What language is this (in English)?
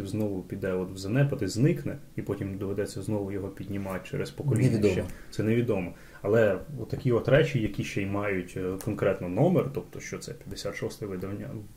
Ukrainian